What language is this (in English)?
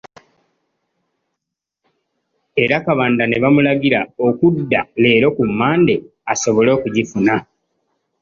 Ganda